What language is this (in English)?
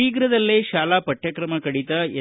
Kannada